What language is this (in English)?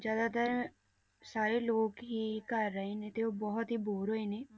Punjabi